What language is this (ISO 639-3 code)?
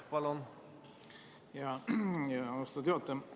est